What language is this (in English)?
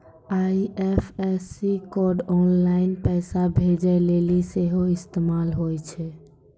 Maithili